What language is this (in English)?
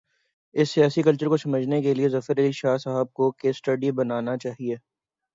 Urdu